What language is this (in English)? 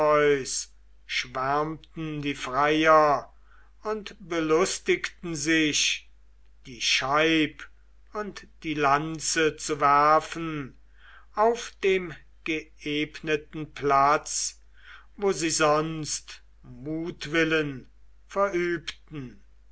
German